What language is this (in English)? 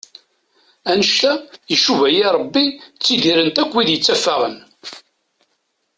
Kabyle